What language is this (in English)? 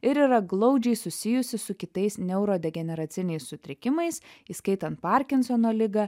Lithuanian